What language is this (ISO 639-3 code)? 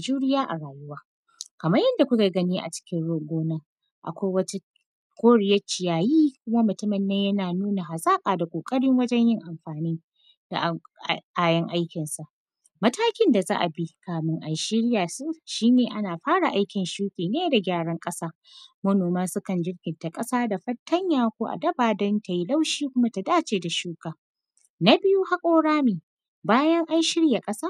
hau